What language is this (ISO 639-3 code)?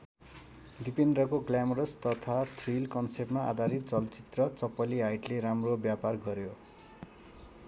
nep